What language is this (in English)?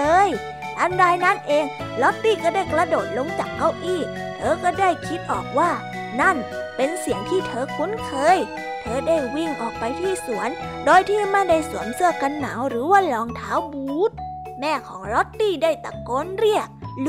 Thai